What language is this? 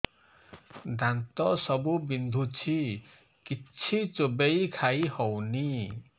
Odia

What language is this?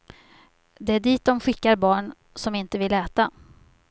Swedish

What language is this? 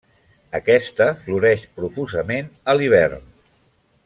Catalan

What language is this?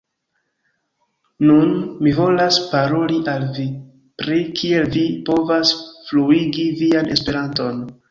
Esperanto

